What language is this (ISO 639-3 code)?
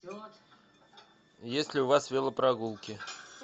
rus